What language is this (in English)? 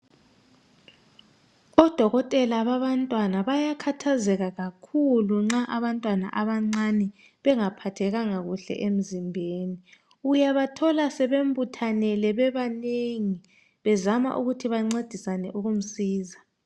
North Ndebele